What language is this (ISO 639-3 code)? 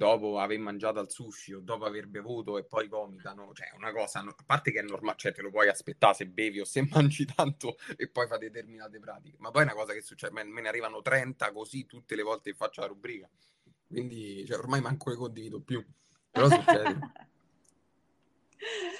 ita